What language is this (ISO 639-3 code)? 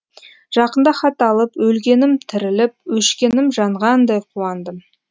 kaz